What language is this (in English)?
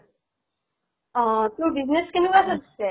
Assamese